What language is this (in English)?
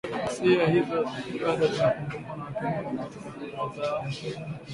Swahili